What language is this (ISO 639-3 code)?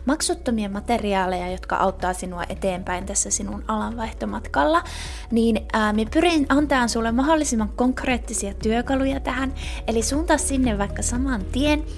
fin